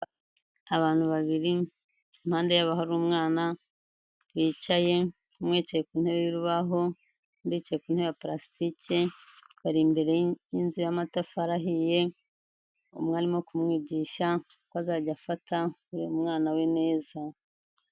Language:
Kinyarwanda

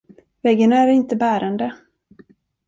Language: Swedish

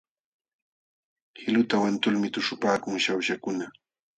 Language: Jauja Wanca Quechua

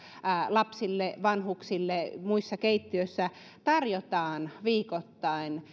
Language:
Finnish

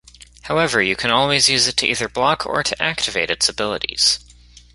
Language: English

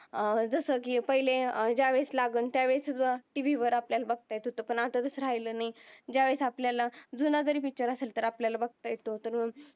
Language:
Marathi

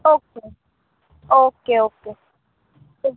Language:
Gujarati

